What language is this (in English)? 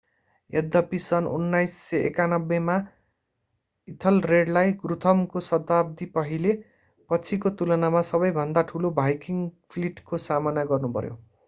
Nepali